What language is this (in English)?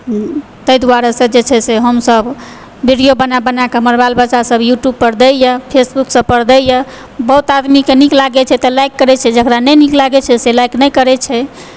Maithili